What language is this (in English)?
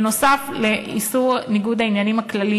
Hebrew